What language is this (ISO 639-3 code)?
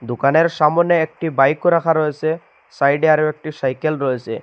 ben